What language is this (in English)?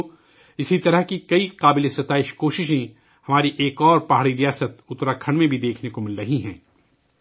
Urdu